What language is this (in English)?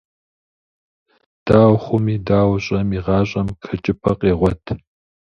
Kabardian